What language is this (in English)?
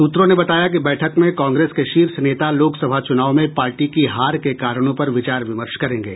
Hindi